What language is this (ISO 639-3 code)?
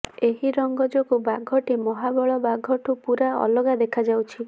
ori